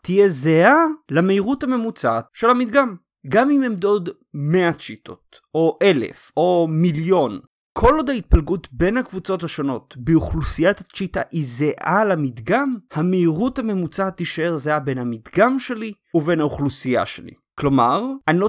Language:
Hebrew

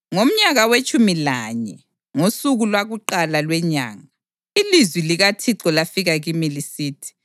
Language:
North Ndebele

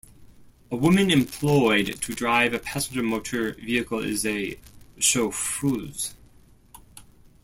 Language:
English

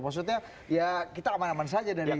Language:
Indonesian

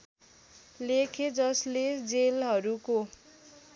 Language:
Nepali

